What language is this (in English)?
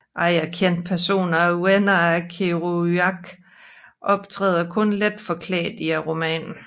Danish